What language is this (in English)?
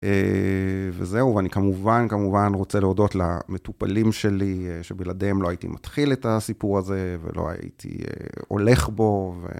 Hebrew